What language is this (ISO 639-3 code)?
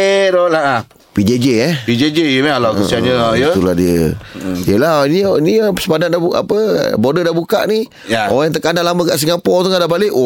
msa